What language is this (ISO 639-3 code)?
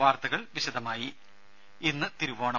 mal